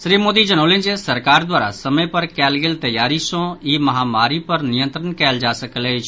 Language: Maithili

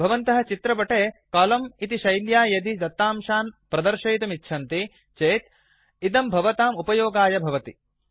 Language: Sanskrit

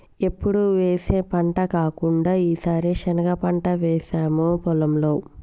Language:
Telugu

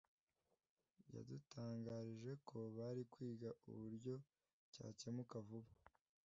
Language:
Kinyarwanda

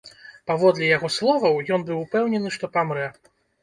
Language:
Belarusian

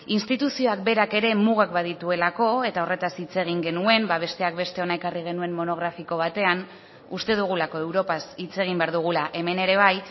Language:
Basque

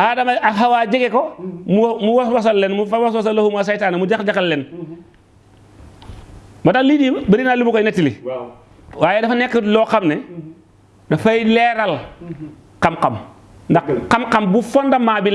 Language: Indonesian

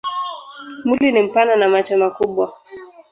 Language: Swahili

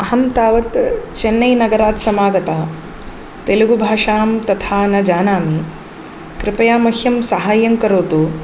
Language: Sanskrit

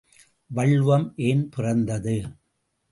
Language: Tamil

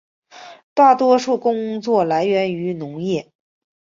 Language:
Chinese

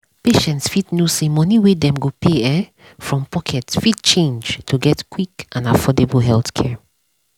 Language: Nigerian Pidgin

